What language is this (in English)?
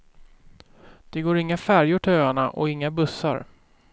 Swedish